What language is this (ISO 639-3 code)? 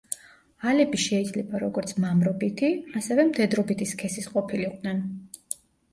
kat